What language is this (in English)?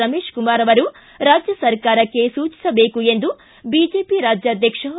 Kannada